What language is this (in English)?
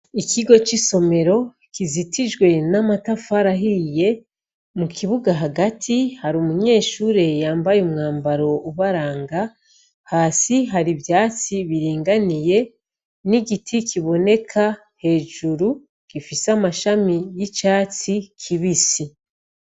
Rundi